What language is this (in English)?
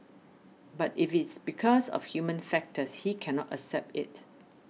English